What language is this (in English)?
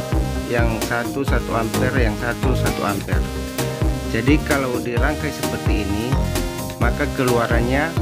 Indonesian